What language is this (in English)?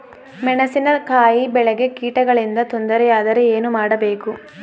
Kannada